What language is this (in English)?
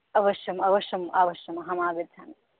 Sanskrit